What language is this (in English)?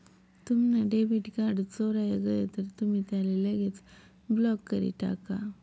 Marathi